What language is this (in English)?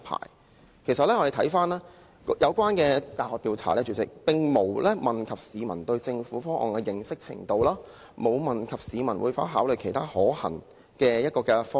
Cantonese